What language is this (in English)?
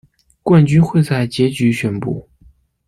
Chinese